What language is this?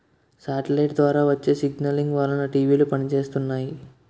Telugu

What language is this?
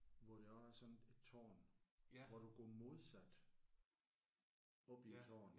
Danish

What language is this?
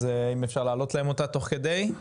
Hebrew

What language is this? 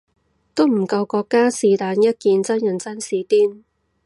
Cantonese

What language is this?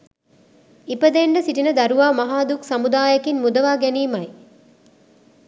Sinhala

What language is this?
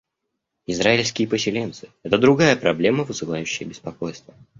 Russian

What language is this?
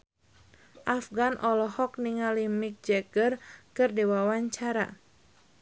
Sundanese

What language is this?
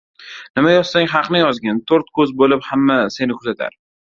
Uzbek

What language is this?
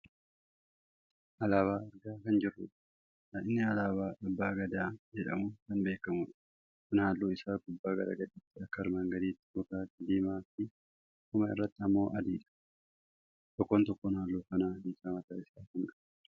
Oromo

